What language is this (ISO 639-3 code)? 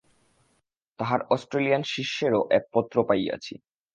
ben